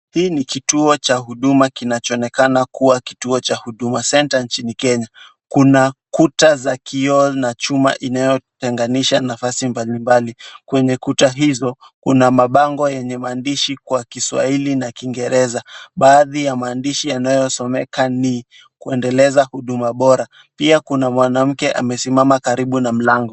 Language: Swahili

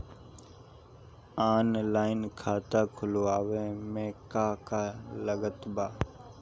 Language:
Bhojpuri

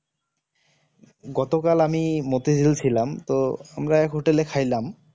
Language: Bangla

